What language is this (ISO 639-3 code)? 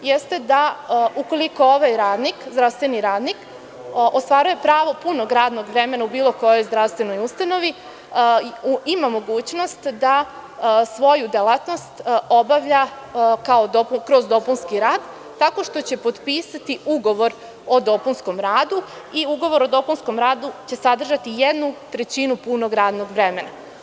srp